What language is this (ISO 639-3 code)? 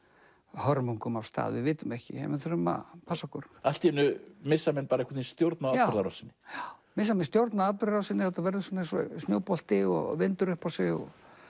isl